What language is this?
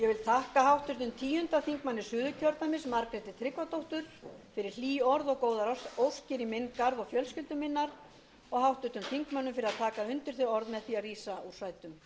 Icelandic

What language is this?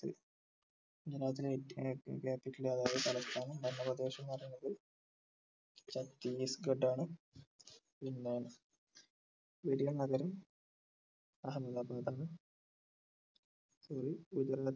Malayalam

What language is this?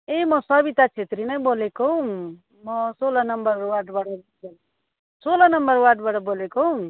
Nepali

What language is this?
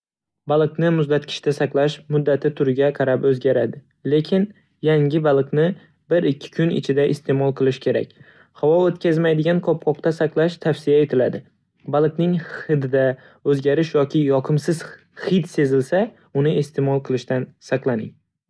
Uzbek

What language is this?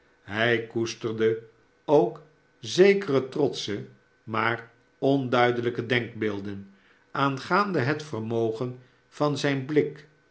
Dutch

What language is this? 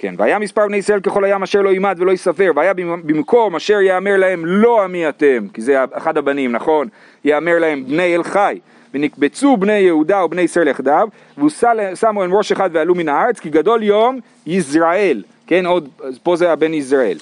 Hebrew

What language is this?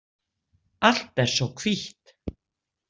Icelandic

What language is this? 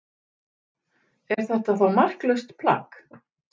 Icelandic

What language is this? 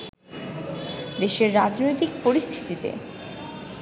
Bangla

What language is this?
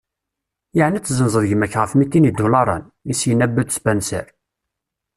Kabyle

